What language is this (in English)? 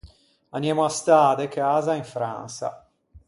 Ligurian